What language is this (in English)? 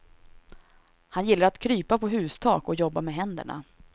Swedish